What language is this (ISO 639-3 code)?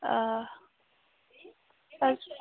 kas